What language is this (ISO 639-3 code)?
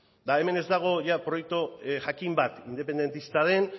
eus